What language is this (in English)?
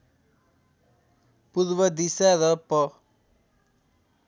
Nepali